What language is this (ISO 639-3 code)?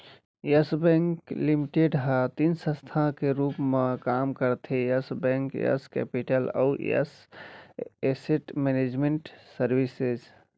hne